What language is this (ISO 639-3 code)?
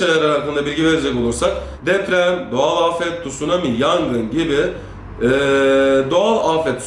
tur